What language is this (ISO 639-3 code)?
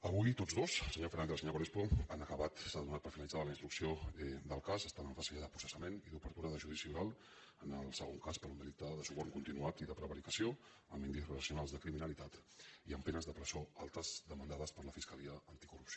cat